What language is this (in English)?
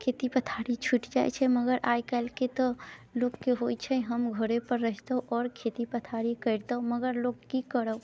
Maithili